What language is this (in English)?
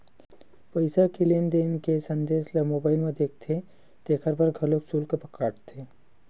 Chhattisgarhi